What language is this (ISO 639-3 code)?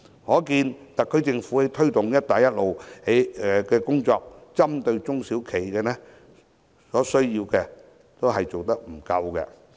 yue